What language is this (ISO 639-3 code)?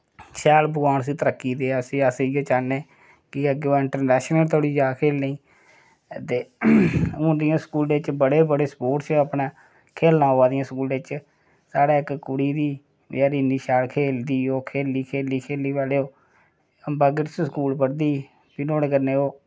doi